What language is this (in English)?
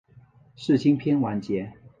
Chinese